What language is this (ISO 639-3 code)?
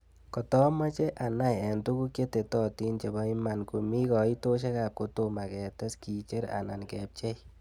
kln